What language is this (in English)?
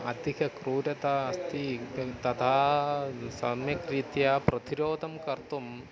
Sanskrit